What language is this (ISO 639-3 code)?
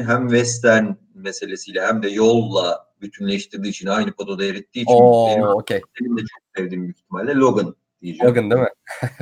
tur